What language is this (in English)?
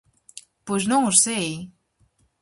Galician